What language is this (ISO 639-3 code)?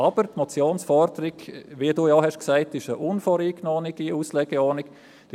gsw